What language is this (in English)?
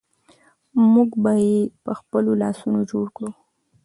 Pashto